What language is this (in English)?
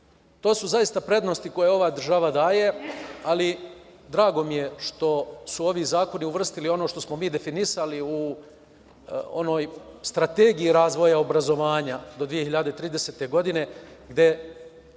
Serbian